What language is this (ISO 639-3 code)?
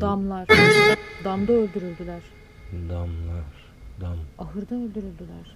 tur